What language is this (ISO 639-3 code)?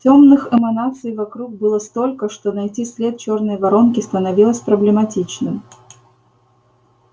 rus